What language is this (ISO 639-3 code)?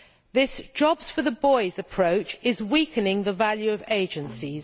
eng